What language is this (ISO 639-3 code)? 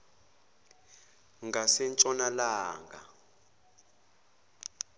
zul